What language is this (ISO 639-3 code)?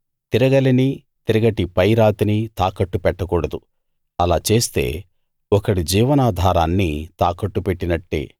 tel